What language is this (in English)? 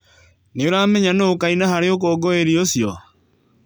Kikuyu